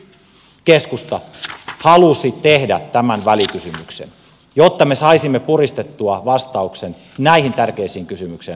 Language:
Finnish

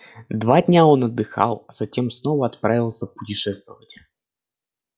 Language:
Russian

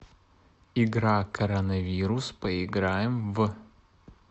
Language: Russian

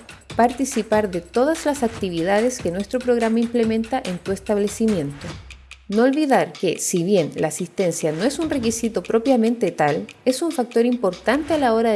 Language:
Spanish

